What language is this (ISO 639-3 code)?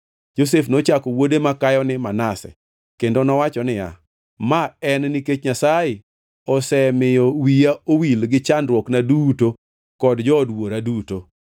luo